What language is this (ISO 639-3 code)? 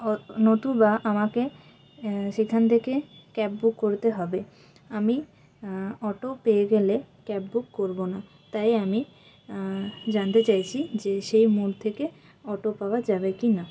ben